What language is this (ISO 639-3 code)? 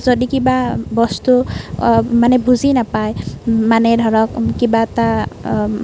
asm